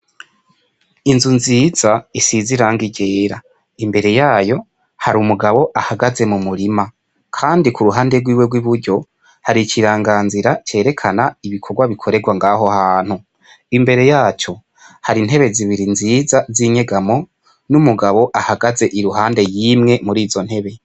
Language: Rundi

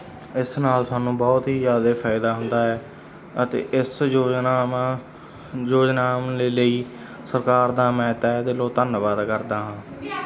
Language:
Punjabi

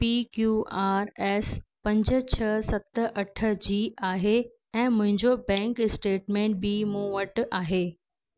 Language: Sindhi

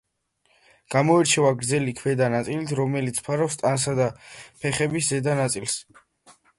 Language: Georgian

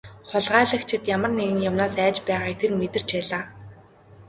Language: Mongolian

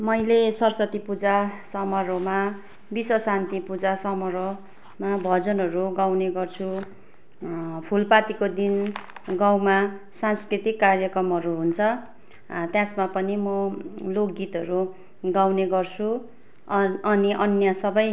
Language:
Nepali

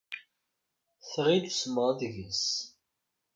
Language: Kabyle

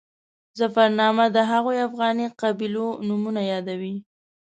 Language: Pashto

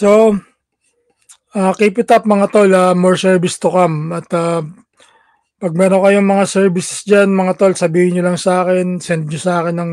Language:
Filipino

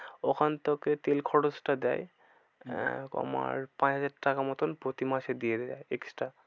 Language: Bangla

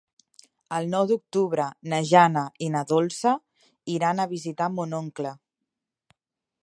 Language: Catalan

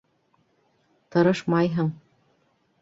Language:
Bashkir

